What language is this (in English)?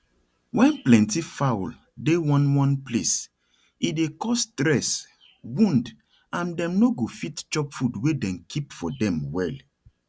Nigerian Pidgin